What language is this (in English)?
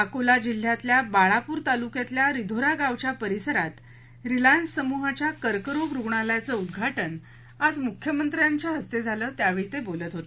Marathi